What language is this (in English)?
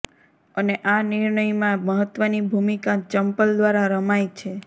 Gujarati